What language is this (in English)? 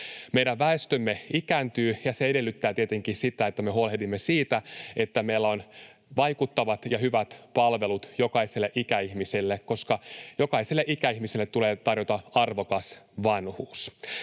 Finnish